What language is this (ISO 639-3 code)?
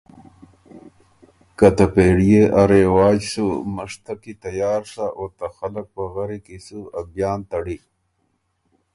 oru